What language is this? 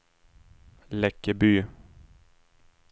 Swedish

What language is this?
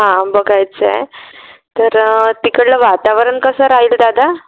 Marathi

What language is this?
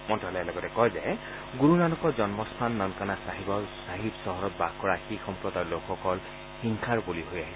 Assamese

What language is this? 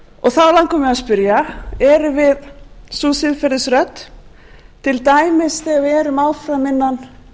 Icelandic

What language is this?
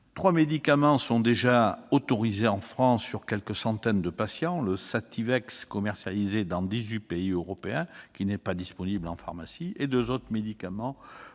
French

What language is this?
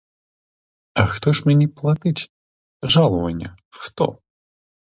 Ukrainian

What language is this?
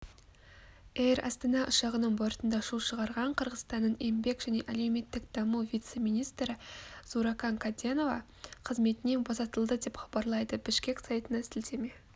Kazakh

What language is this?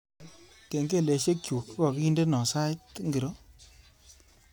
Kalenjin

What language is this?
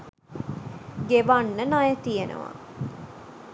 Sinhala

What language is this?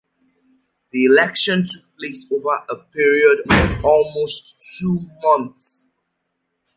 English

